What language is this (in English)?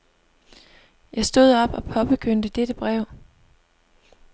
Danish